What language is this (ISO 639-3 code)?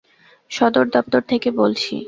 ben